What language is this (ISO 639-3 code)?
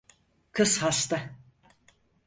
tur